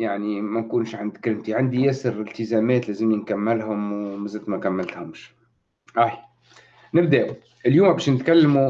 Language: Arabic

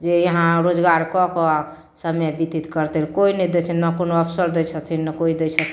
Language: Maithili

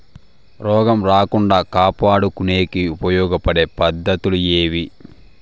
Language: Telugu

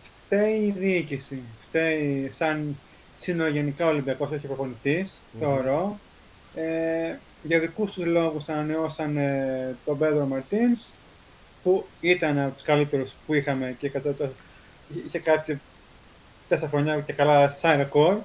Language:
Greek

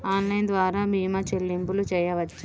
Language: Telugu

